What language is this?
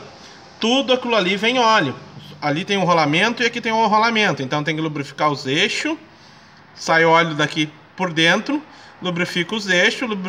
Portuguese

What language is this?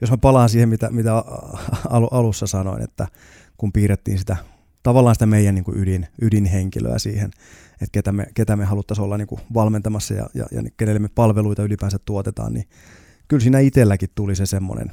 Finnish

